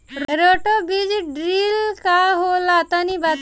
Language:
Bhojpuri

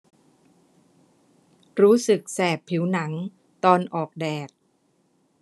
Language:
Thai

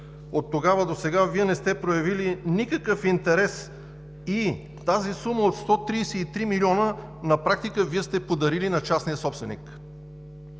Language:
Bulgarian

